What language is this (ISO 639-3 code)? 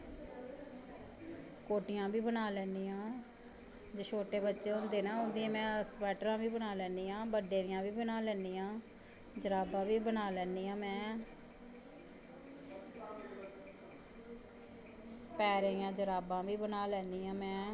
doi